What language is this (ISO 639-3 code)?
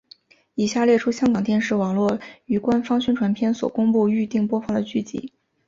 zho